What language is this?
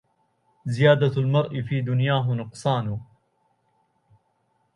Arabic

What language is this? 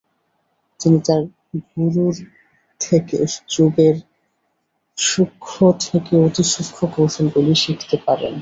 Bangla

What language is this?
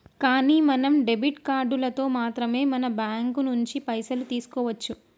Telugu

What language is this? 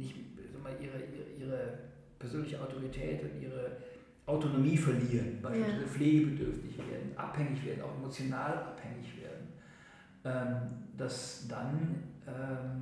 German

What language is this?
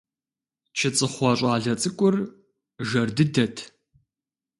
Kabardian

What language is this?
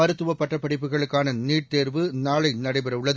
Tamil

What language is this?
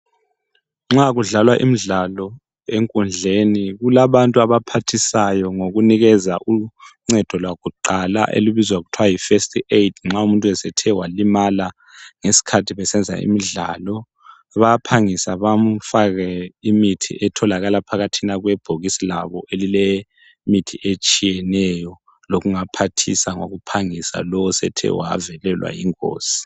North Ndebele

